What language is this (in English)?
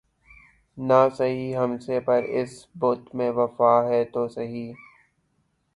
Urdu